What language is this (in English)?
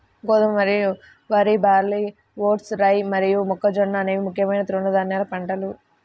Telugu